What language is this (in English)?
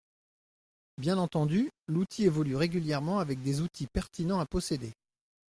French